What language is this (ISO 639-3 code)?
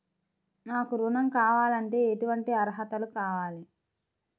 tel